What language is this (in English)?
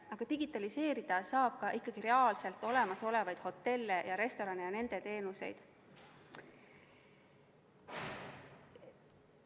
Estonian